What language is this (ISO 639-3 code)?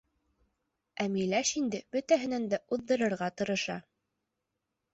bak